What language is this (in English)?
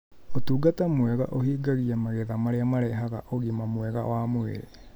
Kikuyu